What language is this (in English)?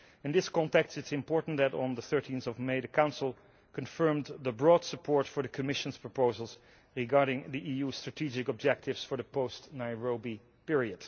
English